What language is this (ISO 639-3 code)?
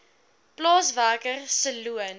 afr